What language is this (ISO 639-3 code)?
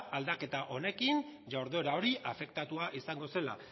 eus